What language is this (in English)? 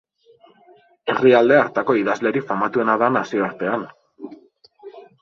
Basque